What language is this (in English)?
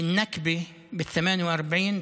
Hebrew